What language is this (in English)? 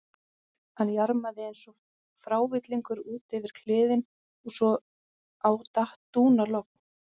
Icelandic